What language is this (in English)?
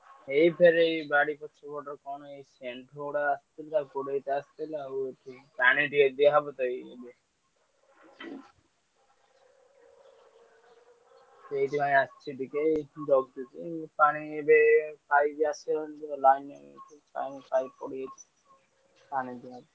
Odia